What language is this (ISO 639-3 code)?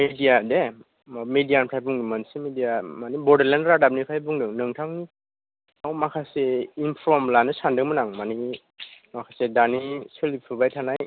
brx